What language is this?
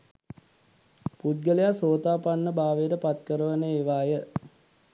Sinhala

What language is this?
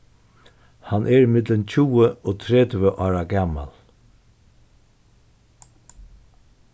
Faroese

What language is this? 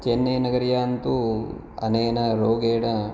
Sanskrit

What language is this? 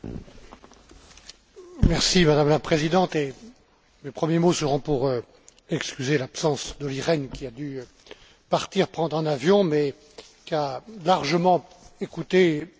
French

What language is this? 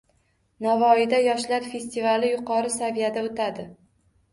Uzbek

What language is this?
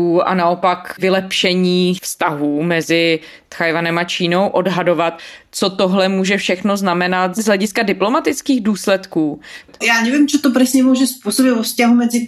Czech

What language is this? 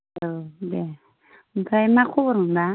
Bodo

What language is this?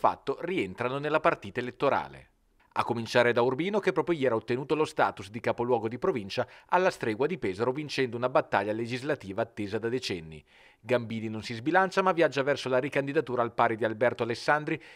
Italian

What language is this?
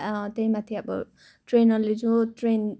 Nepali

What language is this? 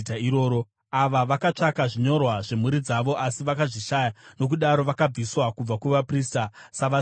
Shona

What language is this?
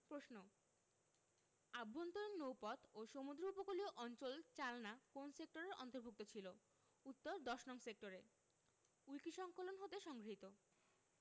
Bangla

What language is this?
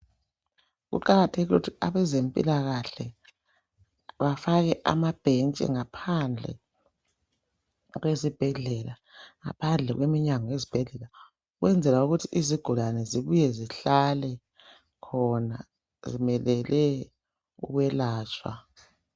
North Ndebele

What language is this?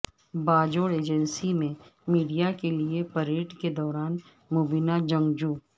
Urdu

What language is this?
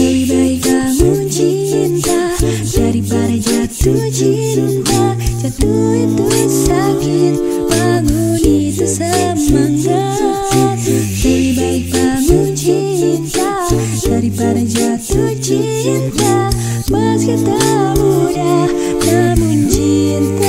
Korean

